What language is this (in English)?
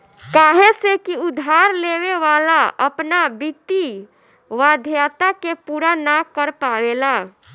Bhojpuri